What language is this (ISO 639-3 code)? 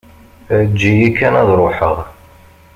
kab